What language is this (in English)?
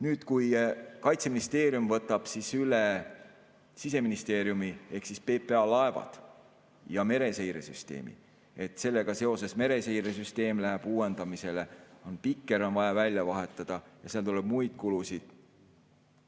Estonian